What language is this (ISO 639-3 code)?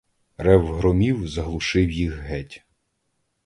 ukr